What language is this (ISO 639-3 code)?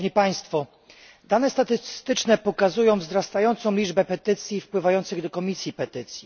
pol